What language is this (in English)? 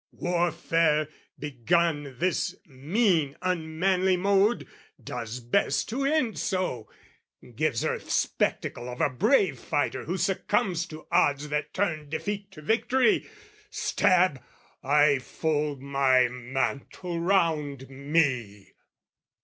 English